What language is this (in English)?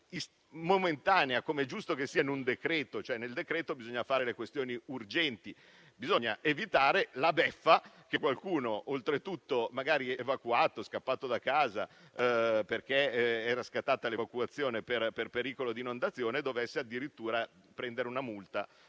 Italian